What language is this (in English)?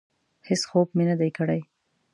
Pashto